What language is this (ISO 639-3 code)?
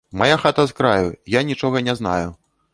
bel